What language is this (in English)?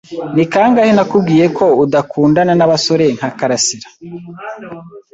Kinyarwanda